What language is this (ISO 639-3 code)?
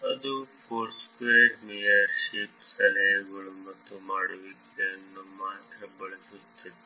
kan